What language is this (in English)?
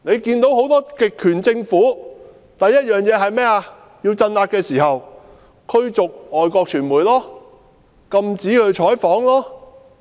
Cantonese